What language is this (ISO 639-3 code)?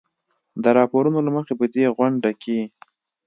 pus